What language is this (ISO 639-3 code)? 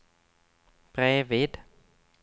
swe